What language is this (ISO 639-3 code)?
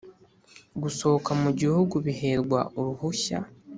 kin